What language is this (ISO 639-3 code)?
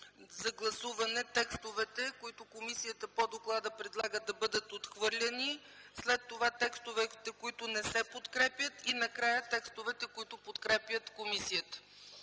bul